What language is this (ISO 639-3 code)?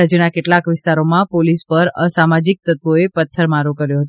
guj